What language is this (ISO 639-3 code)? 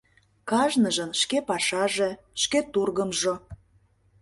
chm